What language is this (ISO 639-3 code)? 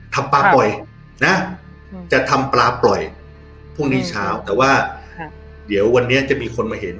tha